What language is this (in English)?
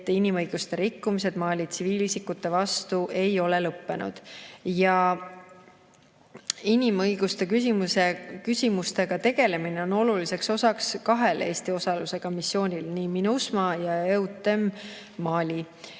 Estonian